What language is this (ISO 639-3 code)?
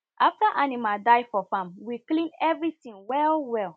pcm